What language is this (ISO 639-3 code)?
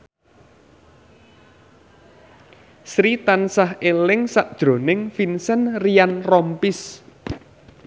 jav